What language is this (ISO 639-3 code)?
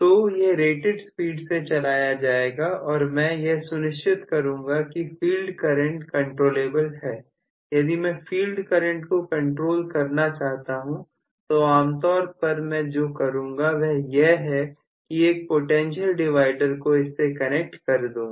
hin